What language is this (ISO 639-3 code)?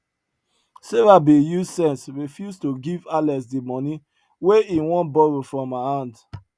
pcm